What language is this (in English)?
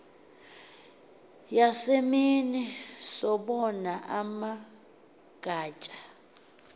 Xhosa